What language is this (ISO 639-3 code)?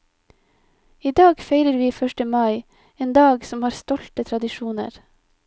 nor